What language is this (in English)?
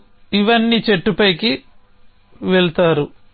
Telugu